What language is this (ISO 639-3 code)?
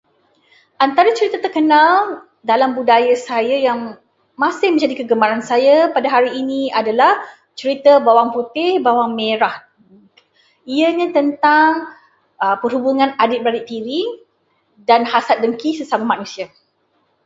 msa